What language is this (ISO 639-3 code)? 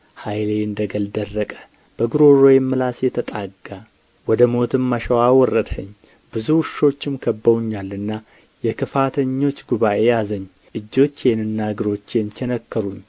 amh